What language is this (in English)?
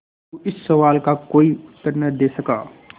Hindi